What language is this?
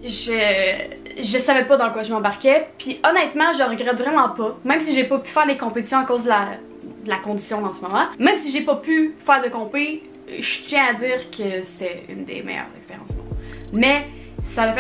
French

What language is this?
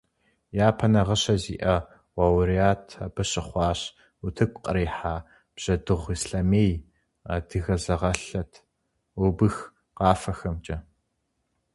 Kabardian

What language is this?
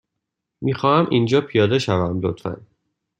Persian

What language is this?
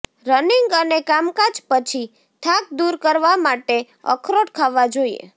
Gujarati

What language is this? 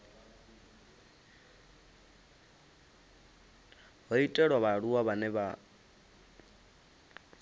Venda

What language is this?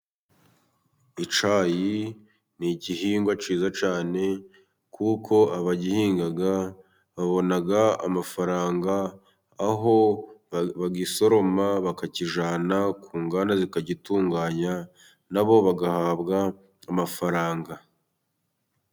Kinyarwanda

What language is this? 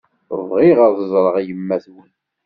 Kabyle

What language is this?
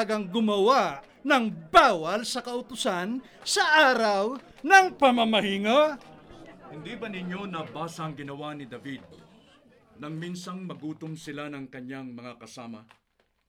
Filipino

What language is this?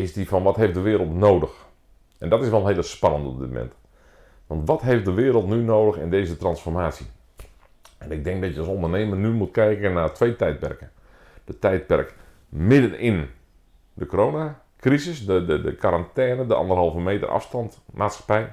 Dutch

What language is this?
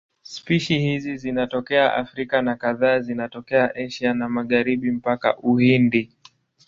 Swahili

